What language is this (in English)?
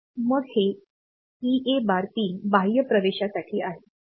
Marathi